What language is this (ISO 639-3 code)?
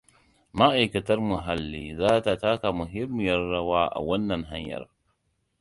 hau